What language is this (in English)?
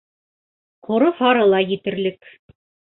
Bashkir